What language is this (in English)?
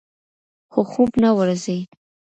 Pashto